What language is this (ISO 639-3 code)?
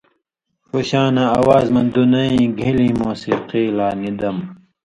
mvy